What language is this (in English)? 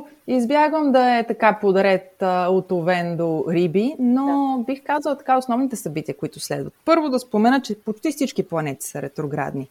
Bulgarian